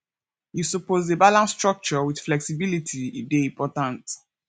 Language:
Nigerian Pidgin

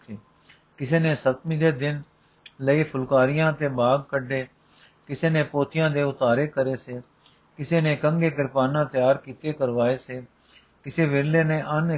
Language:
Punjabi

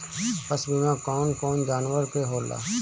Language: Bhojpuri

